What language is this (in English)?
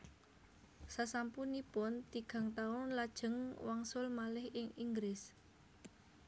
Javanese